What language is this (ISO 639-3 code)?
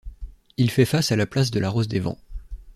fra